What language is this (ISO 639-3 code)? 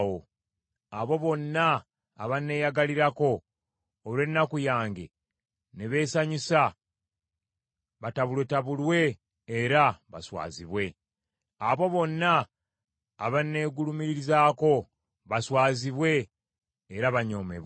lug